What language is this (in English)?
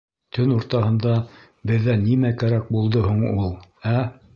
Bashkir